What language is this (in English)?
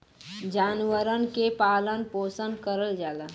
Bhojpuri